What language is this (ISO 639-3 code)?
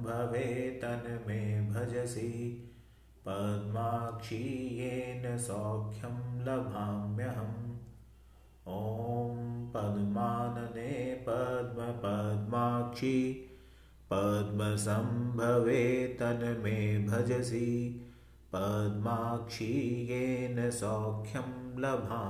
hin